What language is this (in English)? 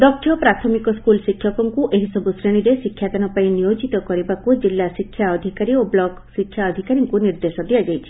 Odia